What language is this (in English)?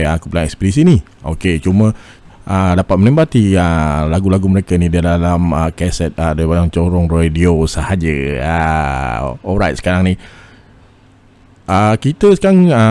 Malay